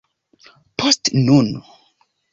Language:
Esperanto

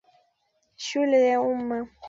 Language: Swahili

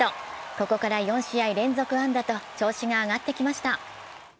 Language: Japanese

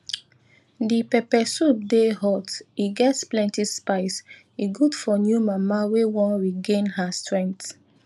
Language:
Nigerian Pidgin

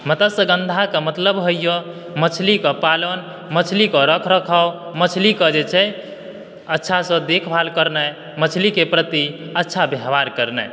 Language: Maithili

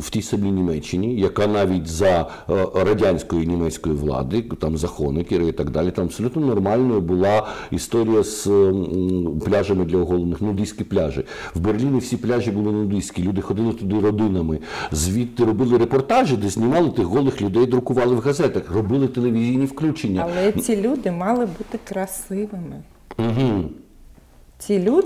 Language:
Ukrainian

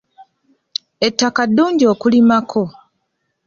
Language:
Ganda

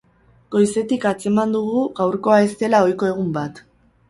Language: Basque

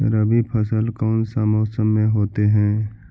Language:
Magahi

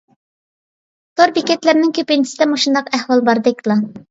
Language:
Uyghur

